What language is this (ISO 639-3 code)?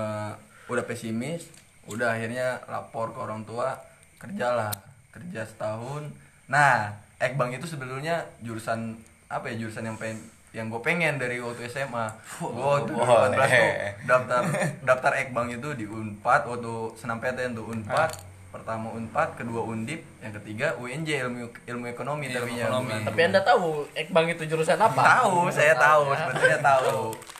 ind